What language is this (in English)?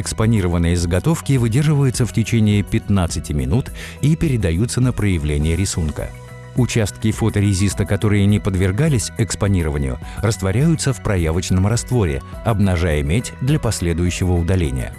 Russian